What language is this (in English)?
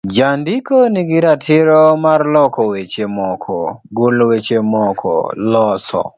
Luo (Kenya and Tanzania)